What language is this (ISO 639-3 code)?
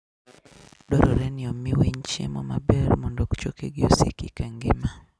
luo